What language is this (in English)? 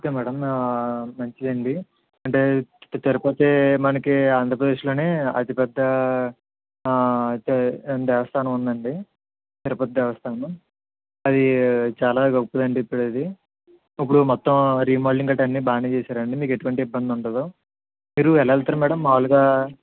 Telugu